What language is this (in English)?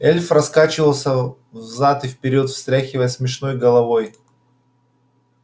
Russian